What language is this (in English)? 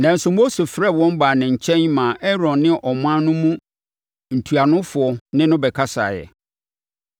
Akan